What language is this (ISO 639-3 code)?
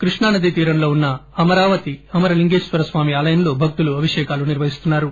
tel